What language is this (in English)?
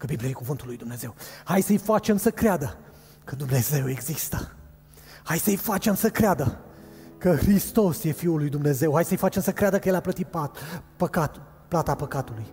Romanian